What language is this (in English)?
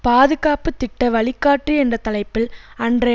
Tamil